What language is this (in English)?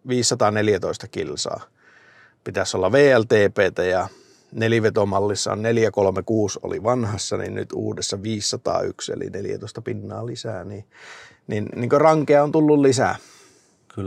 Finnish